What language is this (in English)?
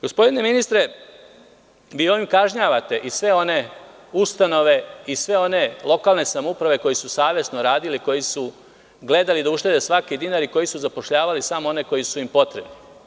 Serbian